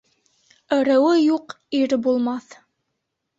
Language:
Bashkir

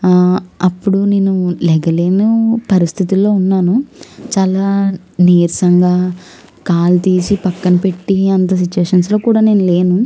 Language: Telugu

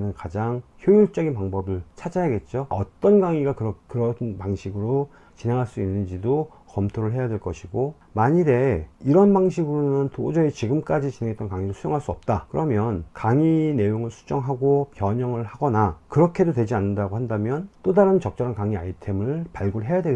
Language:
Korean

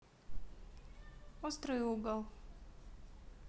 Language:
Russian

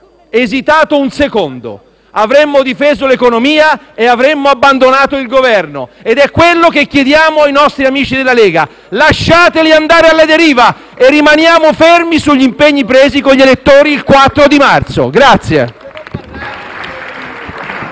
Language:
Italian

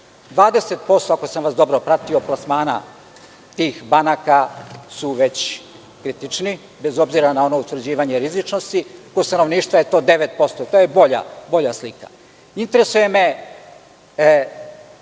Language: Serbian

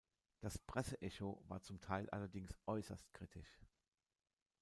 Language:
German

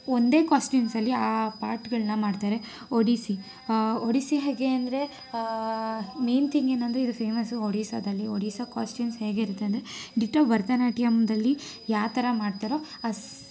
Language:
Kannada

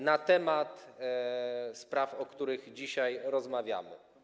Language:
Polish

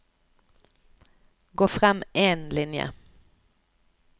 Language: Norwegian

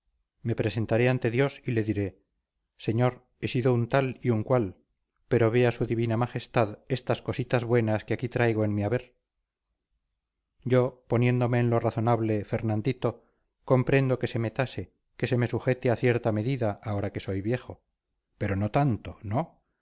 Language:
Spanish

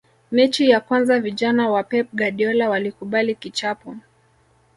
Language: Swahili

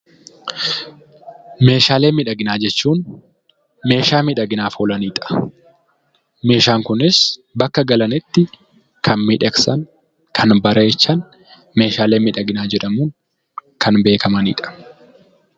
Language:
Oromo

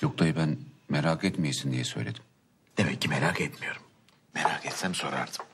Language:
Turkish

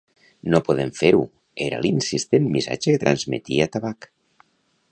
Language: Catalan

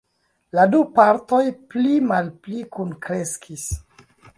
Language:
Esperanto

